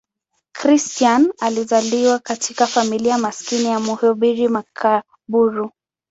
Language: Swahili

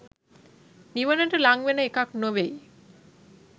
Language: Sinhala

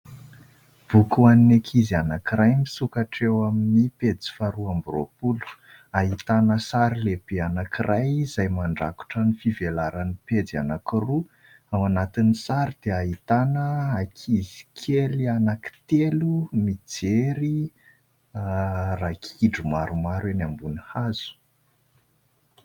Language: Malagasy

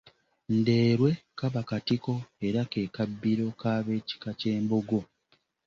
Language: Ganda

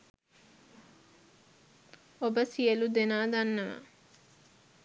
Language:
Sinhala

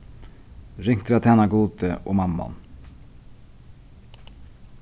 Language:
Faroese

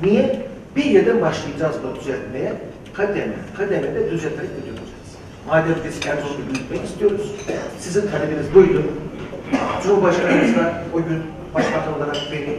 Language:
Turkish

